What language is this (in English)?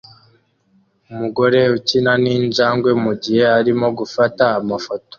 Kinyarwanda